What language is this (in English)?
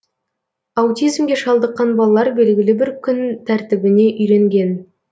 Kazakh